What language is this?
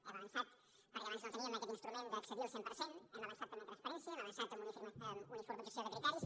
Catalan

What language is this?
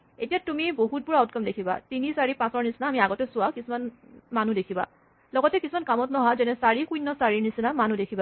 Assamese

